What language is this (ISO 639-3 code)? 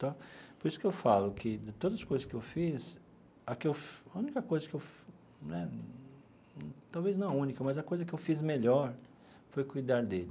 por